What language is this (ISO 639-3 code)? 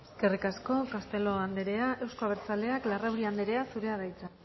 eus